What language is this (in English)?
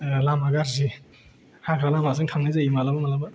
Bodo